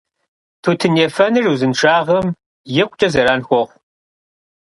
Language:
Kabardian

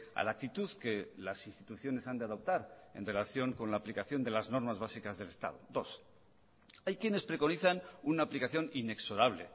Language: Spanish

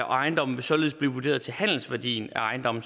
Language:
Danish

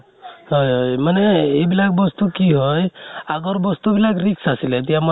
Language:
Assamese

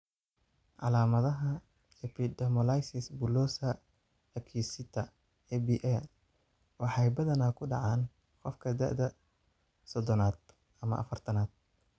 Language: Somali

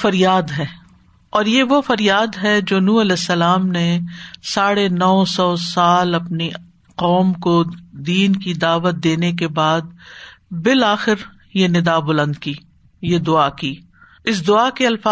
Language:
Urdu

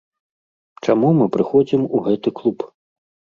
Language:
Belarusian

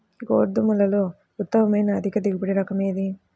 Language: Telugu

